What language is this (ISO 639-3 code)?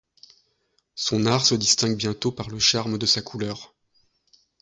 fra